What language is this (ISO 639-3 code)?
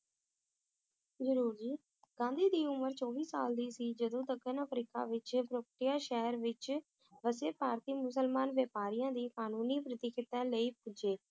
pan